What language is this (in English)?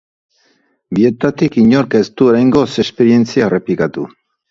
Basque